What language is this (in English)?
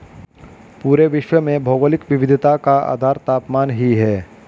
Hindi